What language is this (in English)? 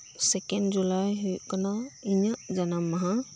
Santali